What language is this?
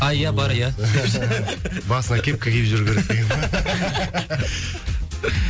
Kazakh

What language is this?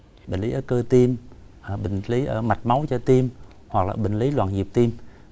Vietnamese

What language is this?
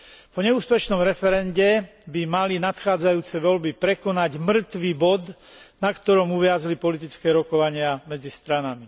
Slovak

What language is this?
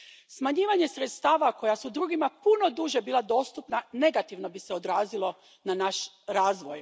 Croatian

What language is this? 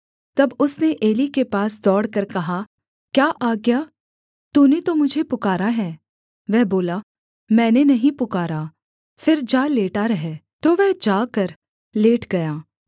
Hindi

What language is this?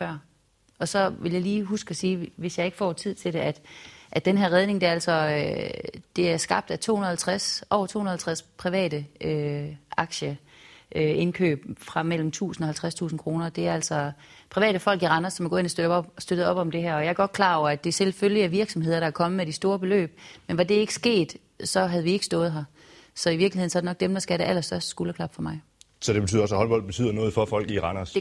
Danish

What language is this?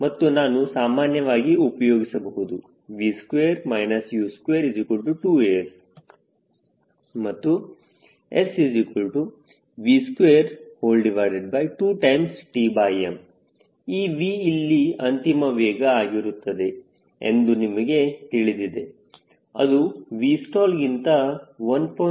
Kannada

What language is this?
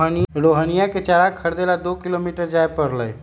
Magahi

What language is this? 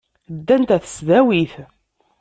Kabyle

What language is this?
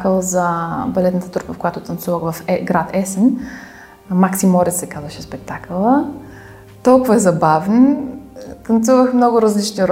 Bulgarian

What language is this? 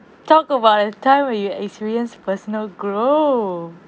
English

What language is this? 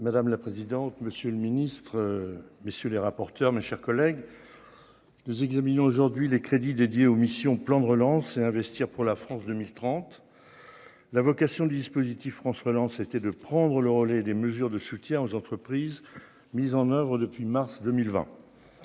French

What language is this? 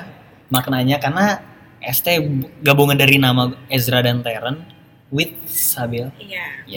Indonesian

